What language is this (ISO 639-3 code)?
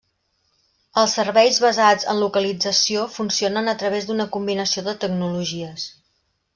cat